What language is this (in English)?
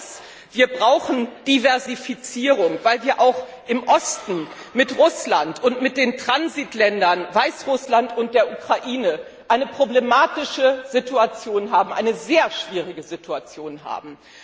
German